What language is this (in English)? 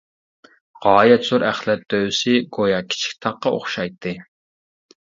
Uyghur